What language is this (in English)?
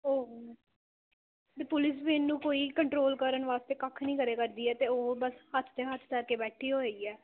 Punjabi